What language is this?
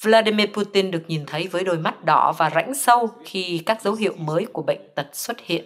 Vietnamese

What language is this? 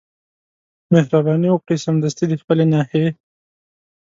Pashto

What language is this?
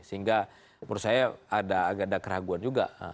Indonesian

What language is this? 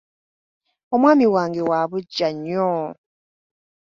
Ganda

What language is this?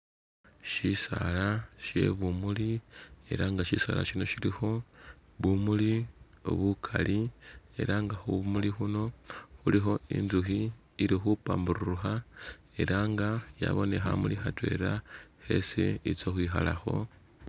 Masaaba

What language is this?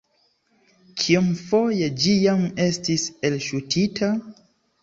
Esperanto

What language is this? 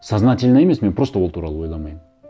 Kazakh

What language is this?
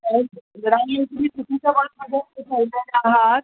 Marathi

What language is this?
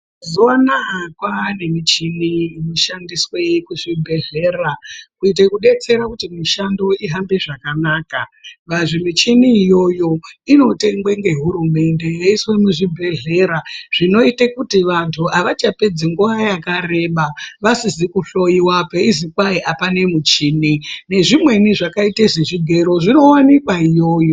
Ndau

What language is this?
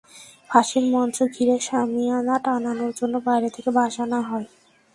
Bangla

